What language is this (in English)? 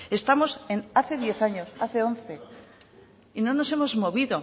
Spanish